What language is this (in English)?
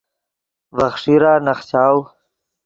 Yidgha